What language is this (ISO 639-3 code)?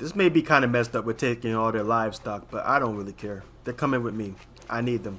eng